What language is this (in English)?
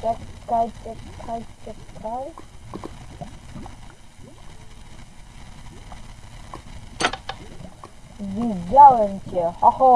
Polish